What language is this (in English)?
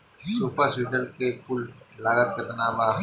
Bhojpuri